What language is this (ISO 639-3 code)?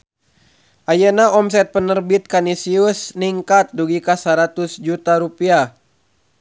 sun